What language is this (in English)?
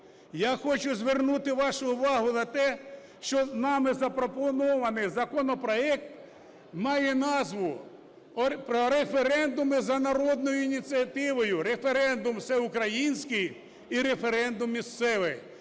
Ukrainian